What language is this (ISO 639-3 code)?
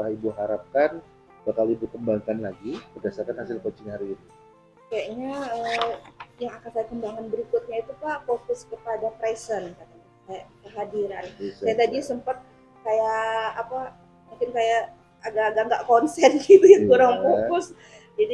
ind